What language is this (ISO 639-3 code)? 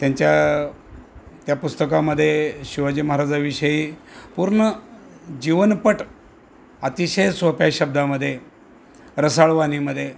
mar